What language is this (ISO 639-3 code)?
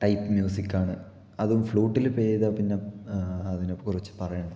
mal